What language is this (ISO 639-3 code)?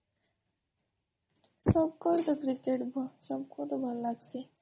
ori